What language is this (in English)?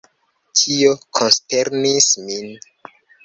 Esperanto